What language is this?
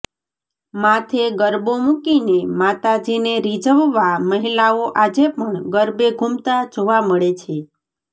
Gujarati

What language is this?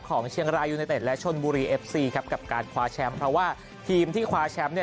Thai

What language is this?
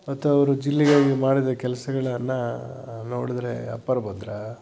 Kannada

